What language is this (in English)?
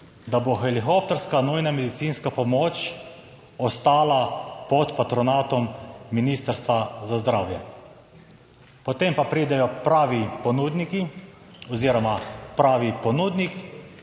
Slovenian